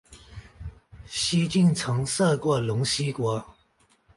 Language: Chinese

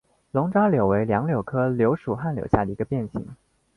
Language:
Chinese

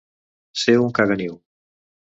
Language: Catalan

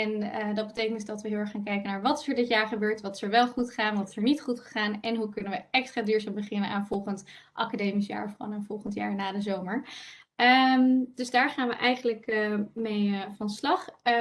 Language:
Dutch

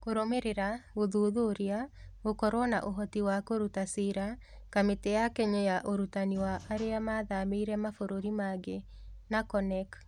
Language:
Kikuyu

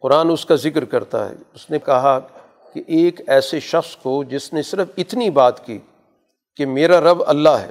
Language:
Urdu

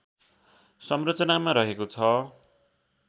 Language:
Nepali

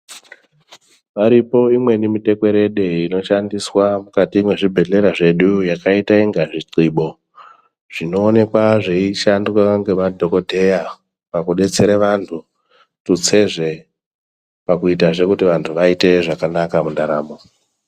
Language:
Ndau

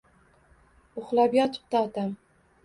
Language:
Uzbek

